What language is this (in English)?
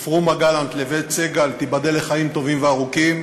Hebrew